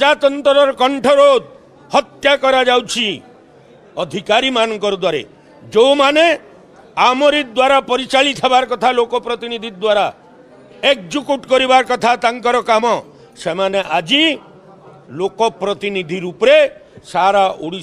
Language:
Hindi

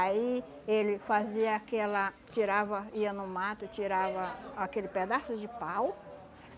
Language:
Portuguese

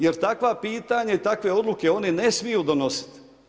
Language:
Croatian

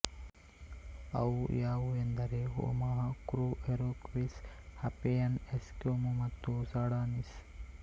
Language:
Kannada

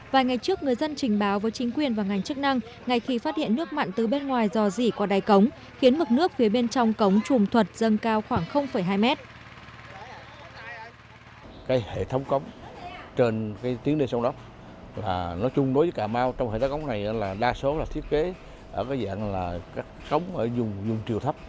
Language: Vietnamese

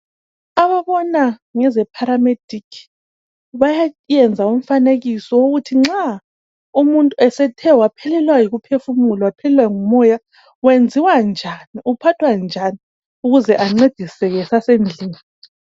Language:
North Ndebele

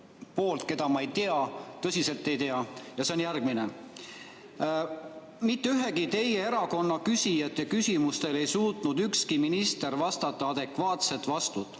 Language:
Estonian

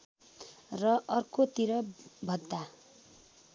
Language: Nepali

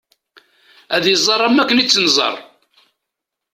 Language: Kabyle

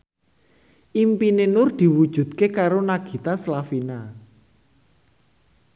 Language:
Javanese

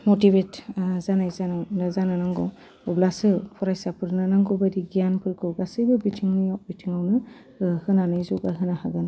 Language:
Bodo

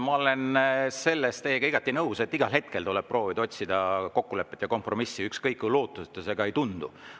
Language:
Estonian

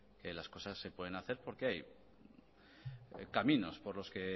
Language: Spanish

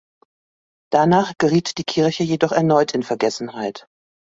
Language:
German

